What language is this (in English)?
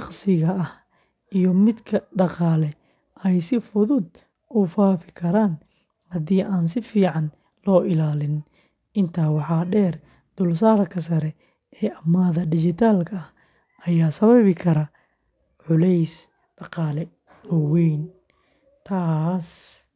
Somali